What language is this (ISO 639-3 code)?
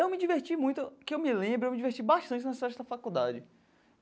por